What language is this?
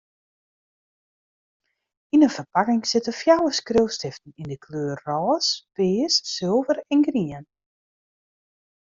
Western Frisian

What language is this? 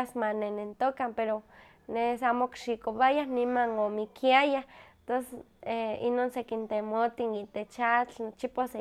Huaxcaleca Nahuatl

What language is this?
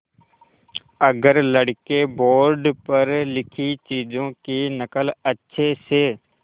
Hindi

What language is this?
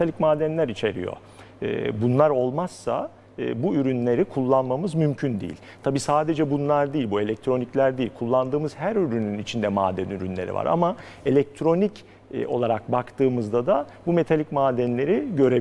Turkish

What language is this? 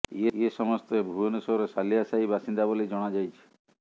Odia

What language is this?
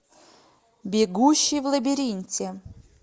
Russian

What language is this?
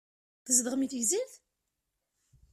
Kabyle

